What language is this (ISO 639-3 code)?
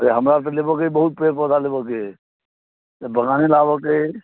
mai